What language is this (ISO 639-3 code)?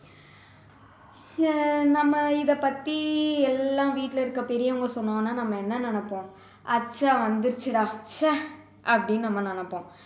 tam